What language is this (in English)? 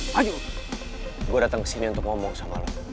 Indonesian